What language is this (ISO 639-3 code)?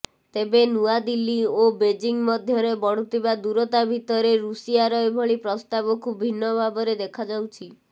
ori